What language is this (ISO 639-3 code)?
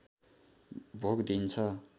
nep